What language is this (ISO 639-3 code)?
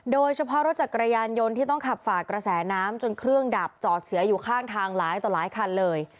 tha